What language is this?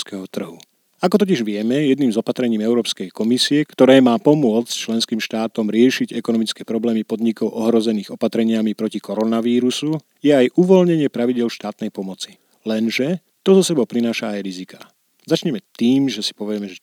Slovak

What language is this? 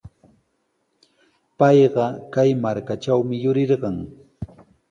Sihuas Ancash Quechua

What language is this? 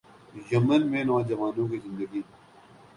Urdu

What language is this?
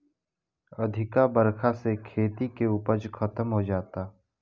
Bhojpuri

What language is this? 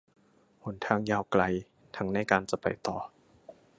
Thai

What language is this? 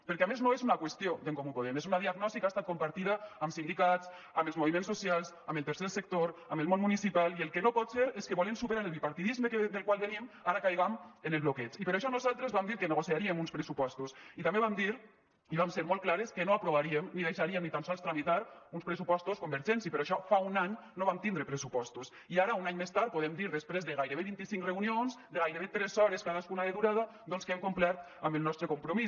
Catalan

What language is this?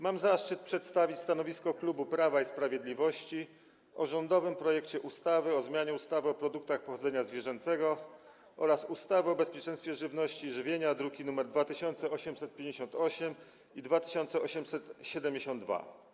Polish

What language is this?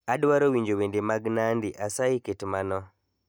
Luo (Kenya and Tanzania)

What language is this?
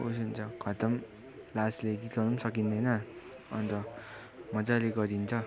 Nepali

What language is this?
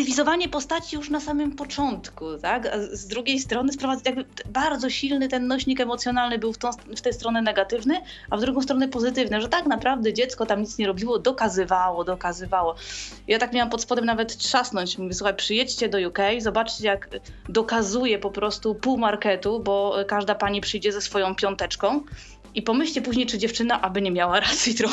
Polish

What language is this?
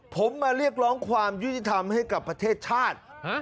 Thai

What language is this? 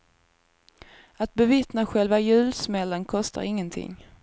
Swedish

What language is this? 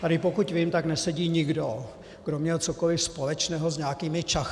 Czech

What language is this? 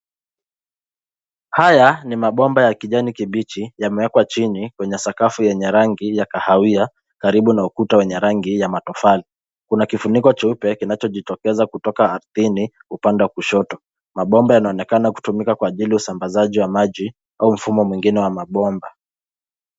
Swahili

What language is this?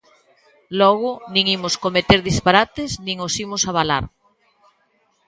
Galician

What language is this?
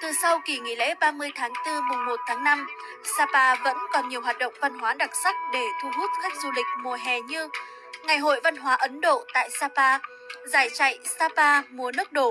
Vietnamese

